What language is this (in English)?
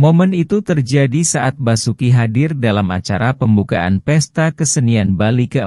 Indonesian